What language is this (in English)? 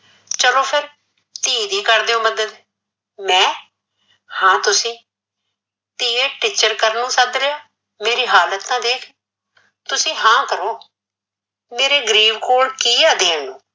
Punjabi